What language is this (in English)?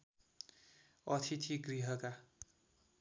Nepali